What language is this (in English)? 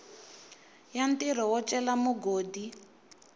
Tsonga